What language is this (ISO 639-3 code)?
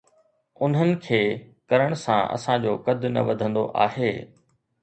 snd